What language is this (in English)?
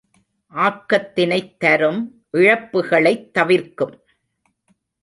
Tamil